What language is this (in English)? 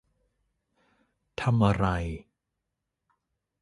Thai